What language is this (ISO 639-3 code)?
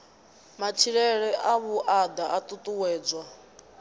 ven